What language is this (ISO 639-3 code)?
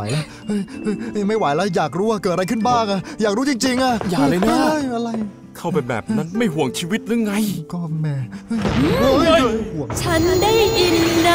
tha